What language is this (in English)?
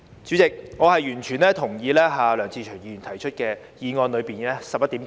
Cantonese